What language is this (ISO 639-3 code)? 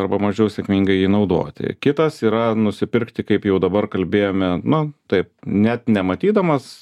lit